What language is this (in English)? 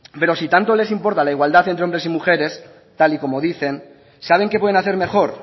Spanish